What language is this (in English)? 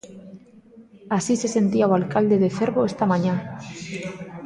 Galician